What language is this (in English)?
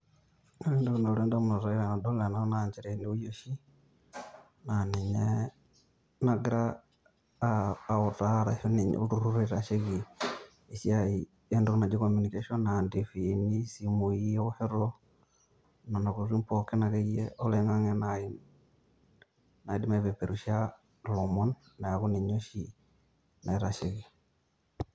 Masai